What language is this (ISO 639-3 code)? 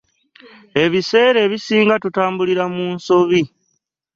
lug